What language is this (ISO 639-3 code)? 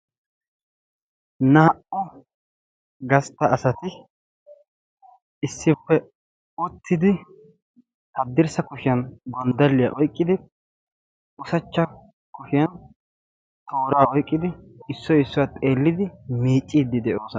wal